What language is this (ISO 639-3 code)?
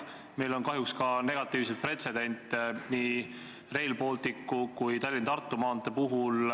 est